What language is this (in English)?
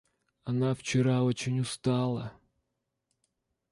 Russian